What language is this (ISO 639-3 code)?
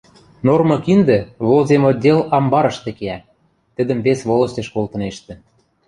mrj